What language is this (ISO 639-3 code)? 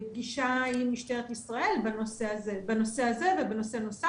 heb